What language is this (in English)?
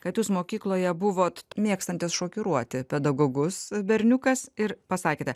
Lithuanian